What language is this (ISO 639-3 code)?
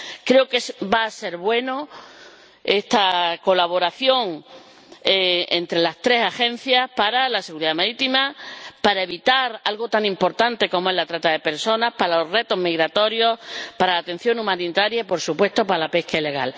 spa